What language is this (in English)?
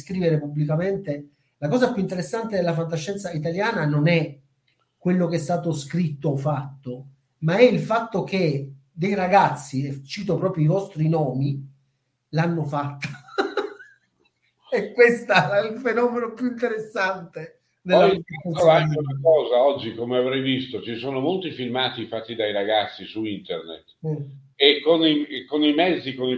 Italian